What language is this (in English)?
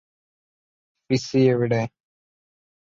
Malayalam